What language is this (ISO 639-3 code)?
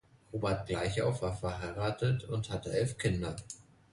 deu